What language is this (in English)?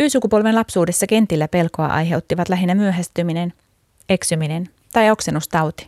Finnish